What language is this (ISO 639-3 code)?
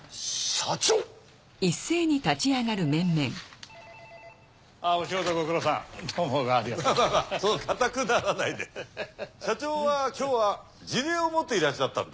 jpn